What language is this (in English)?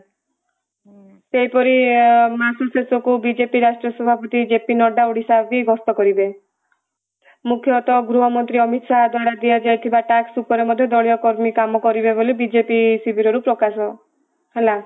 Odia